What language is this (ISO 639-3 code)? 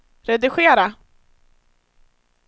swe